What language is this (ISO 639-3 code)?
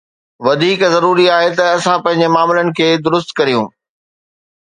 snd